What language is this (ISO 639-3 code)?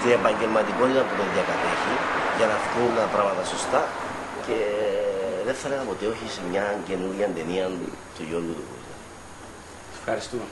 ell